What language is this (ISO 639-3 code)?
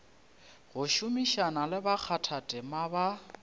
nso